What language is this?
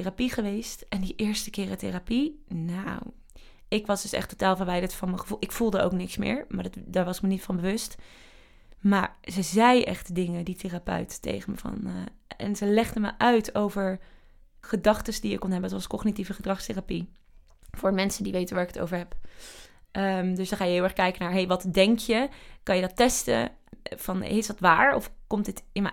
Dutch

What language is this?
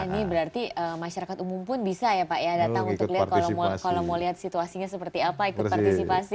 Indonesian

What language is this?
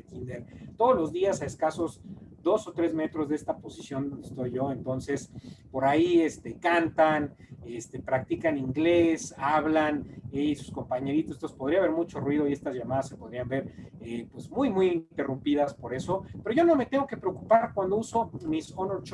Spanish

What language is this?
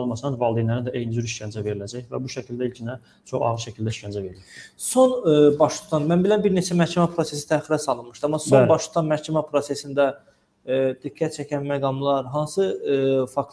Turkish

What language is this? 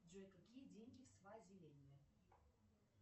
Russian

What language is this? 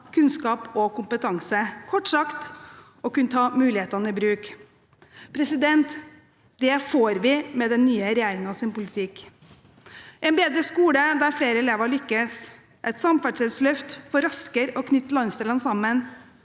Norwegian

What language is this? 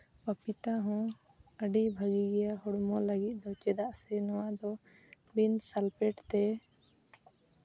Santali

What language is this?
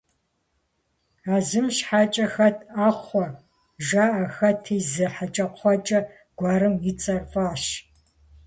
Kabardian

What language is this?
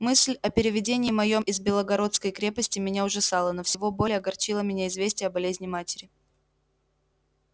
Russian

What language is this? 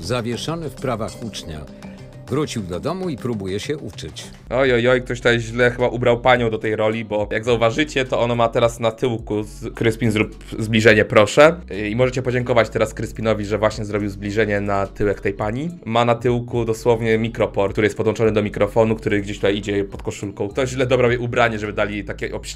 Polish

